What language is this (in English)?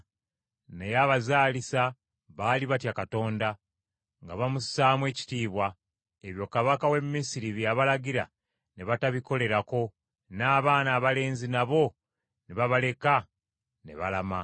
Ganda